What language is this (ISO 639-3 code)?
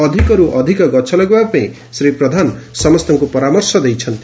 ori